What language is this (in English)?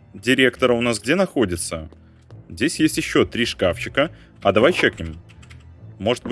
Russian